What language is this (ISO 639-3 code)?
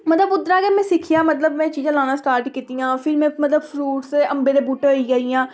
doi